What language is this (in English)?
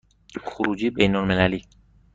Persian